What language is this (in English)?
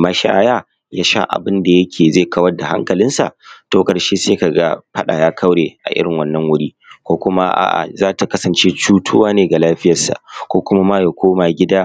Hausa